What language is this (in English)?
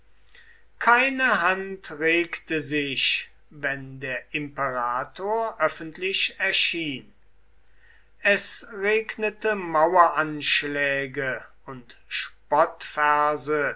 German